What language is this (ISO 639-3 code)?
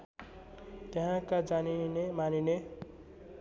nep